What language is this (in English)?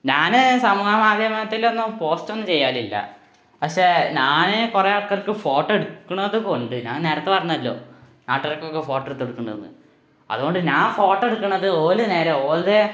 Malayalam